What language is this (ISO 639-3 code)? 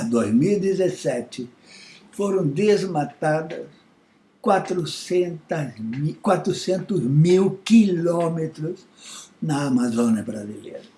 por